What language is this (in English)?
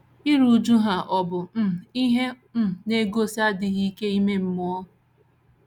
Igbo